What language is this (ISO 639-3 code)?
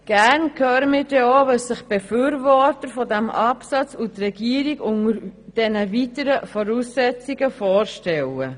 gsw